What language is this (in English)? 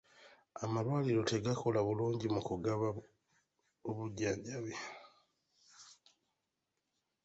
Ganda